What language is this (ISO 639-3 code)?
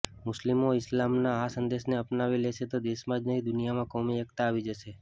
guj